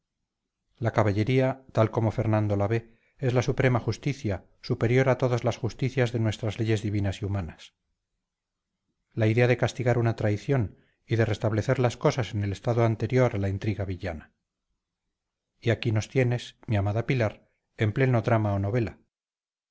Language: Spanish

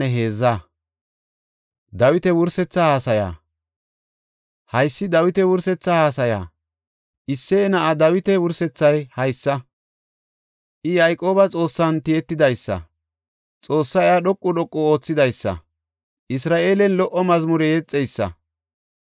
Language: Gofa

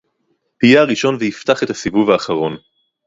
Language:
Hebrew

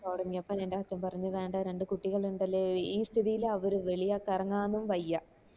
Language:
Malayalam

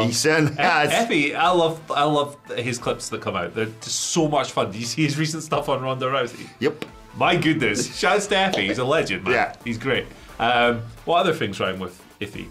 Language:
English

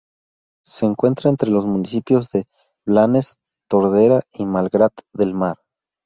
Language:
Spanish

